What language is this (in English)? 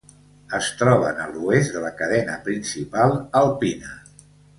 Catalan